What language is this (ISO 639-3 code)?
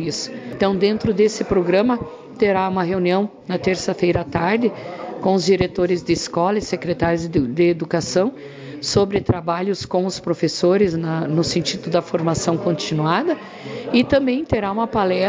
por